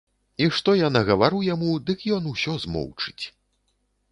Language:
Belarusian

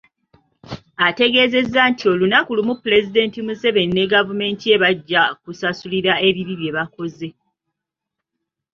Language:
Ganda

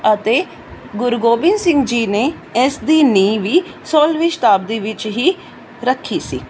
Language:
Punjabi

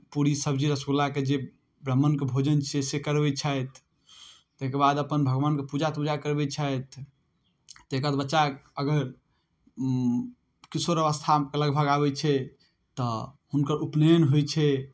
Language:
Maithili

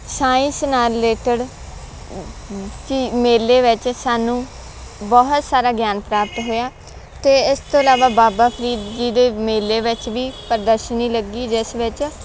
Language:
Punjabi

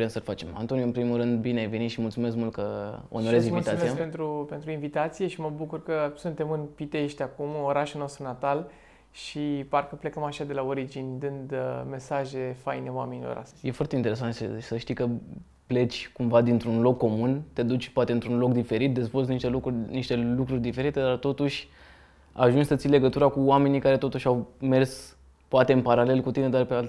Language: Romanian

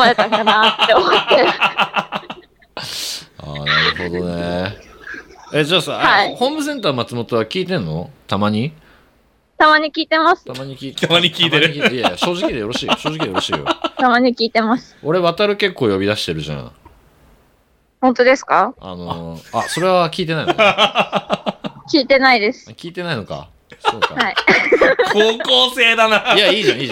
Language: Japanese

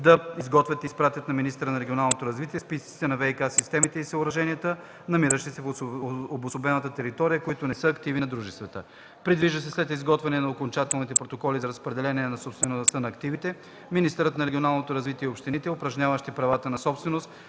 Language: Bulgarian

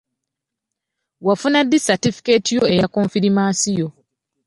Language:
Ganda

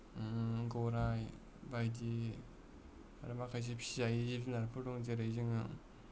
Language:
Bodo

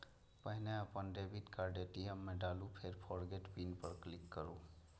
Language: Maithili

